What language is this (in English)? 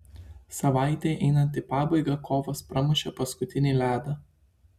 Lithuanian